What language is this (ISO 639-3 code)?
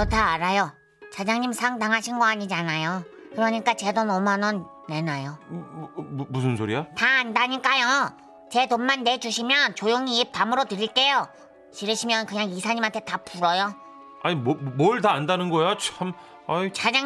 kor